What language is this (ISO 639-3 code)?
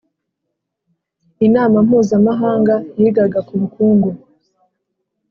kin